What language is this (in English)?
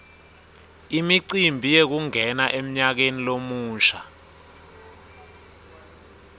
Swati